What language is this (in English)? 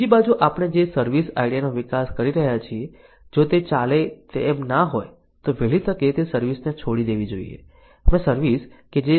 Gujarati